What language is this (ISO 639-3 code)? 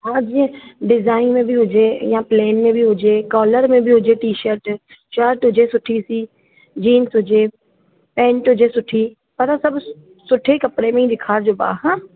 snd